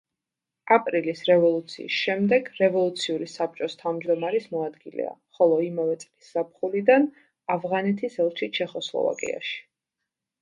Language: Georgian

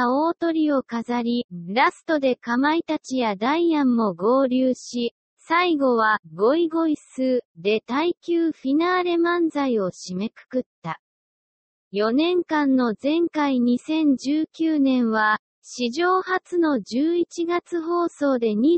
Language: Japanese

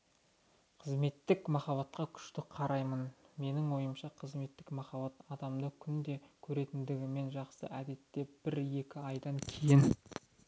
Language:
Kazakh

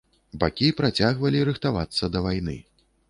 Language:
Belarusian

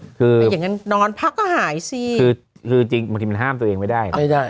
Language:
Thai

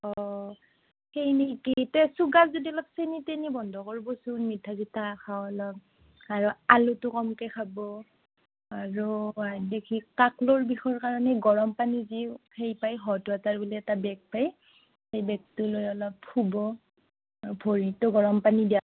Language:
Assamese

